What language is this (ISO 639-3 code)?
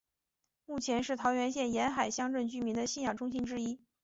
zho